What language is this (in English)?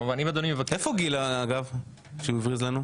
Hebrew